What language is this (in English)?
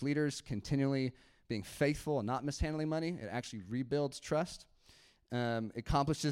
English